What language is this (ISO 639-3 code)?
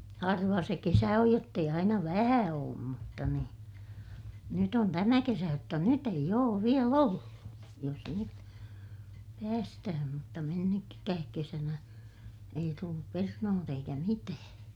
fin